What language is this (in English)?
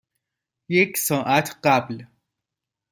Persian